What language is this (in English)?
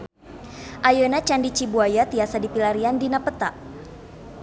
Sundanese